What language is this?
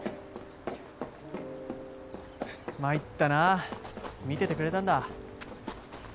Japanese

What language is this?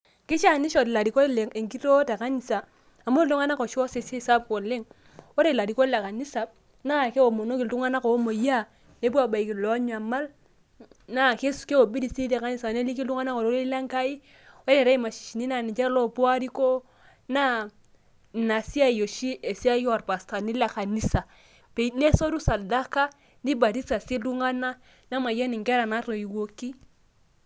Masai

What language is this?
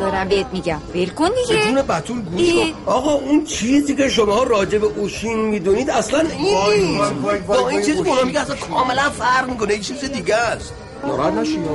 Persian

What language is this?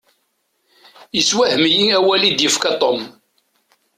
Kabyle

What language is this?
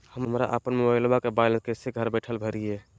Magahi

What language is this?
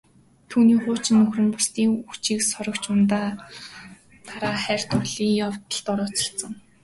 Mongolian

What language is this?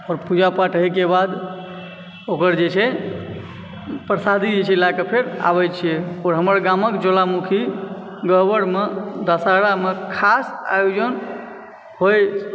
Maithili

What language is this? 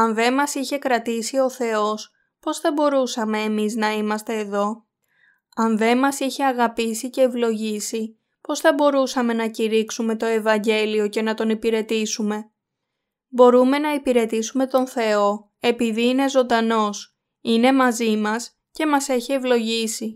Greek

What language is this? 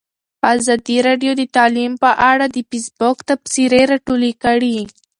Pashto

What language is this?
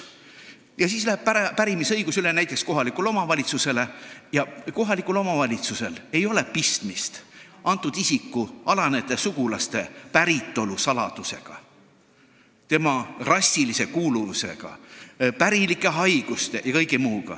Estonian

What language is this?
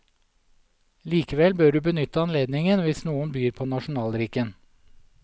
Norwegian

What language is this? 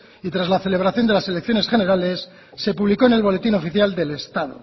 Spanish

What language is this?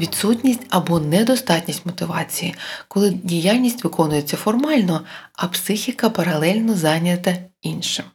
Ukrainian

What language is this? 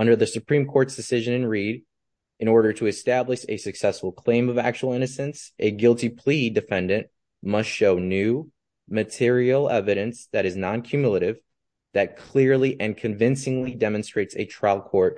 English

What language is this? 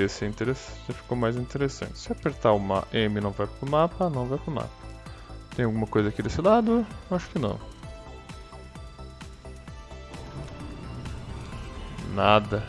Portuguese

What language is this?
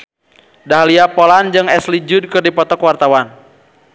Sundanese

